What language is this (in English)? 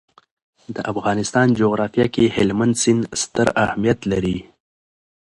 Pashto